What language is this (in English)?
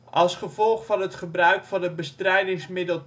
Dutch